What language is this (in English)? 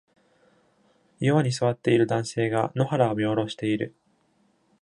Japanese